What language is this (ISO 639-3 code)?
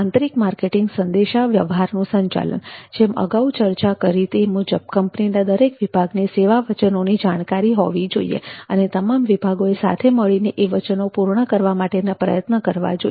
guj